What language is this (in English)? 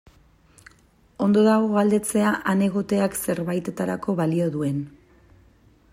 Basque